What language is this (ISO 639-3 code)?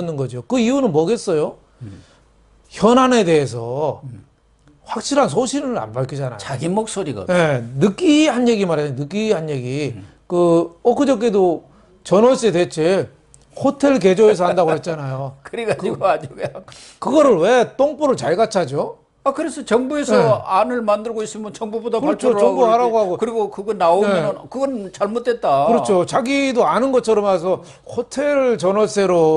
kor